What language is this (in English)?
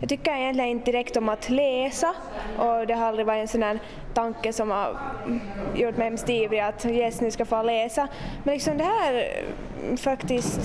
Swedish